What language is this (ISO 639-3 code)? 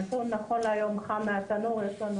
heb